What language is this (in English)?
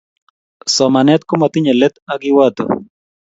Kalenjin